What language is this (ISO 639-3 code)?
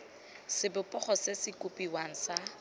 tsn